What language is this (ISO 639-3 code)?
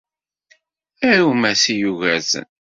kab